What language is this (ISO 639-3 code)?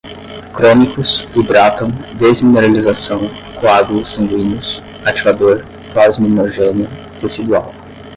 por